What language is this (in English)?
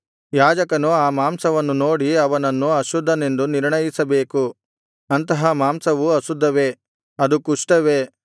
Kannada